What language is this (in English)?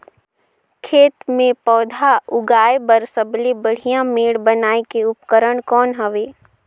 Chhattisgarhi